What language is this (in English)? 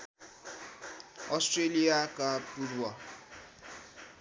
Nepali